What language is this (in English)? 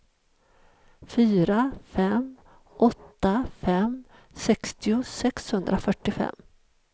Swedish